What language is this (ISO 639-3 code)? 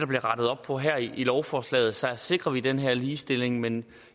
dan